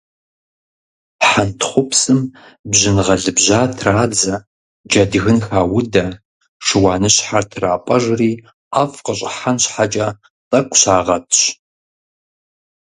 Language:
Kabardian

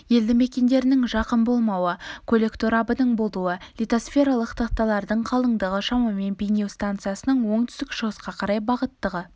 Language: Kazakh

